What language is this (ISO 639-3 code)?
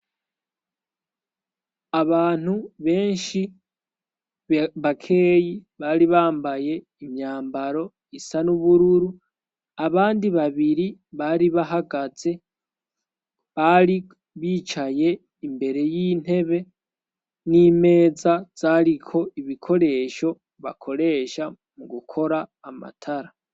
run